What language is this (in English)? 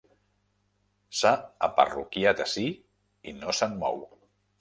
Catalan